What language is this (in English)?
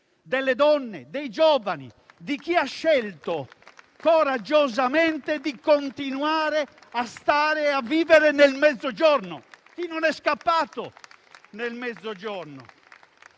Italian